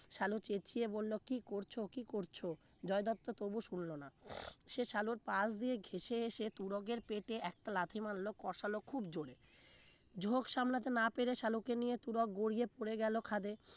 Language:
Bangla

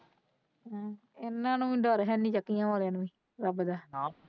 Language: Punjabi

